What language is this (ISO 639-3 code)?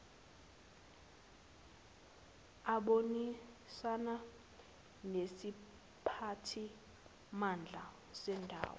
zul